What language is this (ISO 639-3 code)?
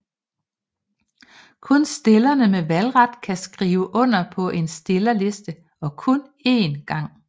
dan